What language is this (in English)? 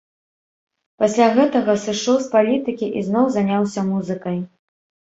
Belarusian